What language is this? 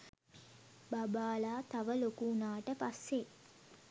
Sinhala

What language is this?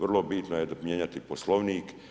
Croatian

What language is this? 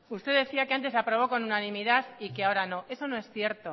Spanish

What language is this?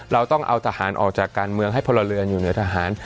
Thai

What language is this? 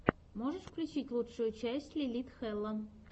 Russian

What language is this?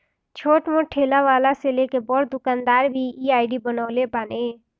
Bhojpuri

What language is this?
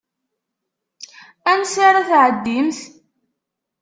Kabyle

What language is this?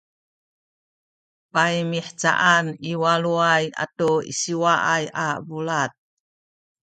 Sakizaya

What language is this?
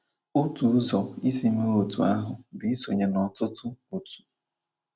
Igbo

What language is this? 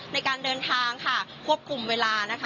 Thai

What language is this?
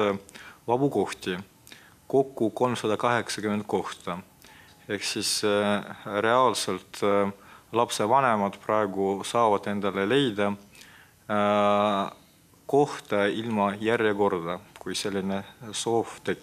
Romanian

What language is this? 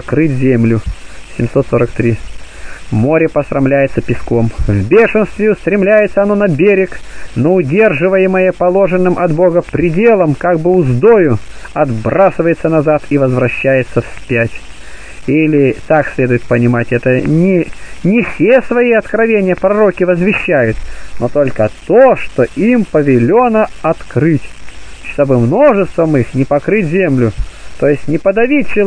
Russian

